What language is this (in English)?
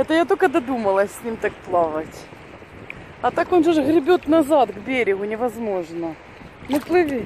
Russian